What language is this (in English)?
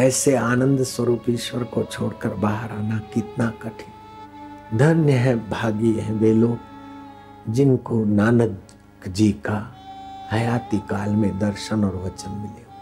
Hindi